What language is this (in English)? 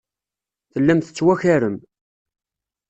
Kabyle